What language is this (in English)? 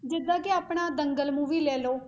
Punjabi